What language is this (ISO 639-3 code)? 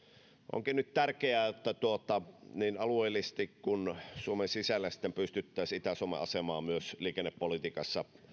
fin